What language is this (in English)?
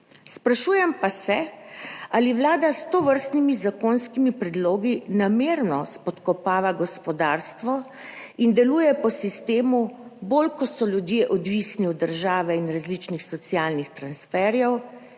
Slovenian